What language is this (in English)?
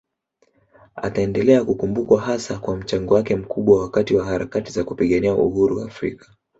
Swahili